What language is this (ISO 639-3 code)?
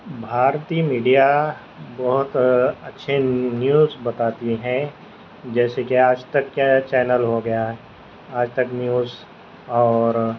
urd